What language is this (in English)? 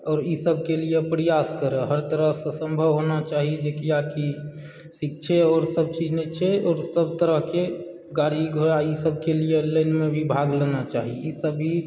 Maithili